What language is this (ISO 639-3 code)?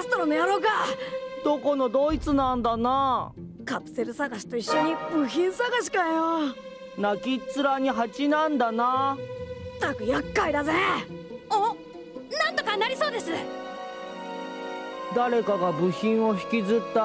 jpn